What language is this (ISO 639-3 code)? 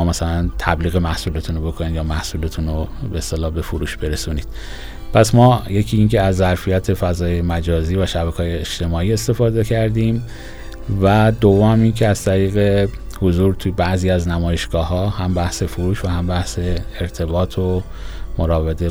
fas